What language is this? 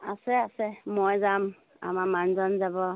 Assamese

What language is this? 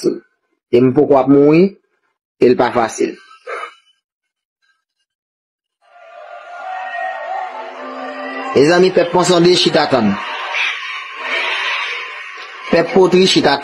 French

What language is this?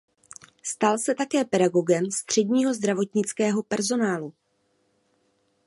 Czech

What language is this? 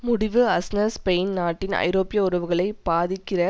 Tamil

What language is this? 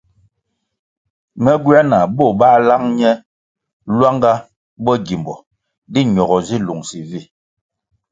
Kwasio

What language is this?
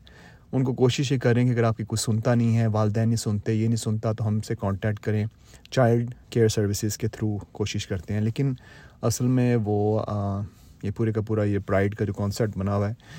Urdu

